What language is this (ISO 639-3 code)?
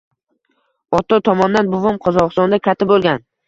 uzb